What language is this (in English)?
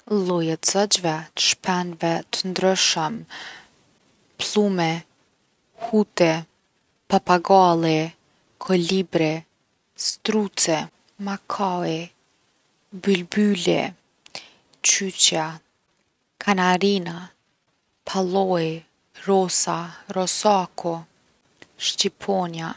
Gheg Albanian